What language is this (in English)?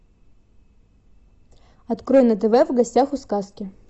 Russian